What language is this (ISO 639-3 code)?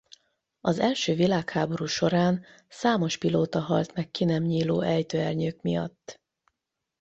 hun